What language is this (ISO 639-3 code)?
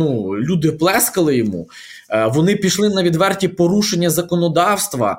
ukr